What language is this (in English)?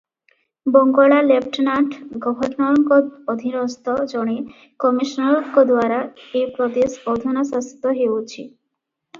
Odia